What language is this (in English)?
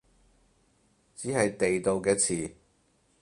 Cantonese